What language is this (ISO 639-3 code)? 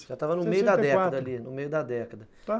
por